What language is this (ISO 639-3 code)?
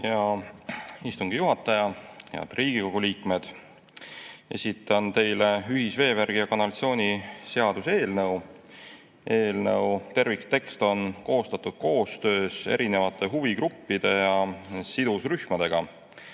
est